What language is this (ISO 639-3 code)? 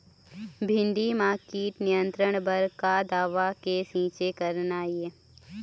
hne